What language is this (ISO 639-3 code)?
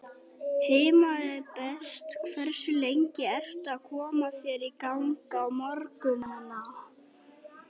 isl